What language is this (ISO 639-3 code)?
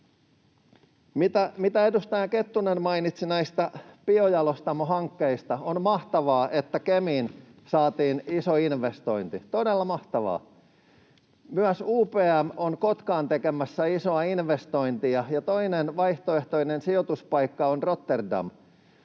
fin